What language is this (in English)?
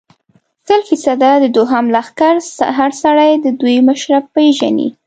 Pashto